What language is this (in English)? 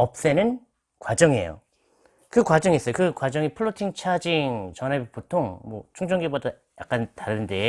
Korean